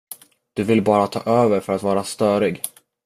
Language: Swedish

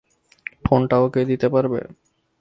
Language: Bangla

